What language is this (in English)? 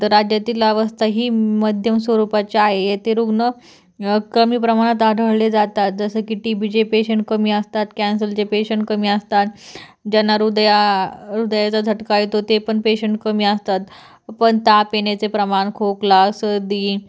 Marathi